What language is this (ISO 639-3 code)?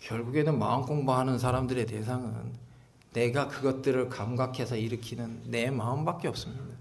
kor